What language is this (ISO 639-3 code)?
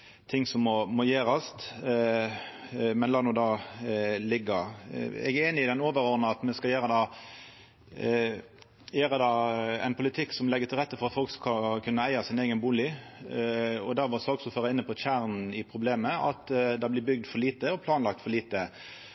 nno